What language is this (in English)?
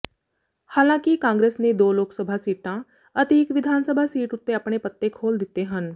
Punjabi